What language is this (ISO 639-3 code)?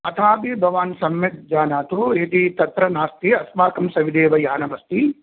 san